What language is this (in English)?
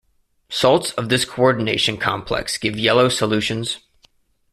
English